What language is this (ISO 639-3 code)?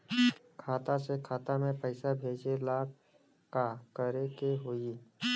bho